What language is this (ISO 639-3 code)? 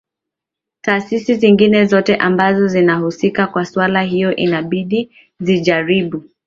swa